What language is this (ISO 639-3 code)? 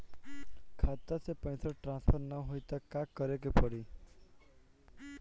bho